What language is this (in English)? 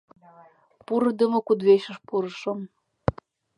Mari